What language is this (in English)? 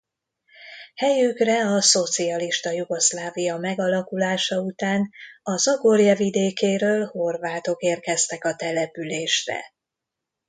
Hungarian